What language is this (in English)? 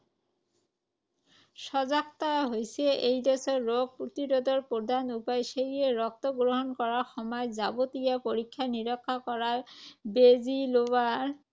Assamese